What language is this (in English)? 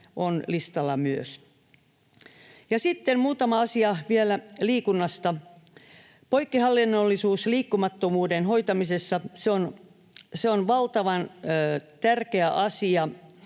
Finnish